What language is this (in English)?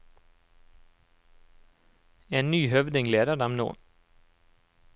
Norwegian